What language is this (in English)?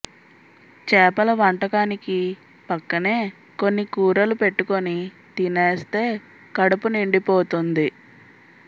Telugu